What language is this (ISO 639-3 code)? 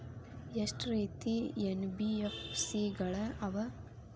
kan